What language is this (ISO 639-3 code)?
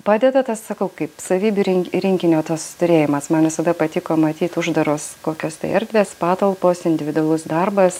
lit